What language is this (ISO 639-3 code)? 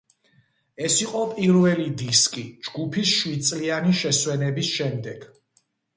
kat